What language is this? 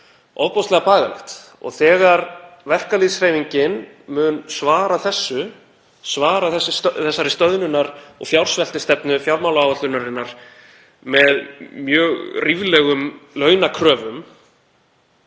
Icelandic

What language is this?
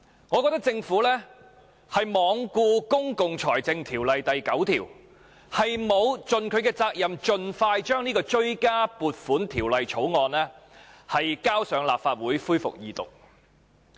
Cantonese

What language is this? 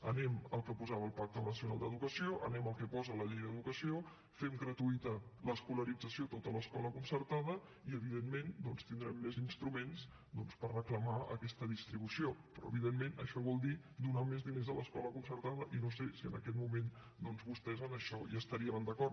Catalan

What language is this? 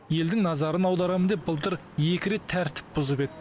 Kazakh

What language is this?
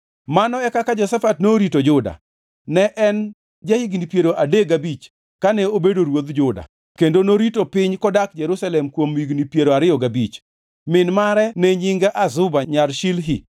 Luo (Kenya and Tanzania)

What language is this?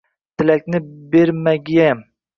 Uzbek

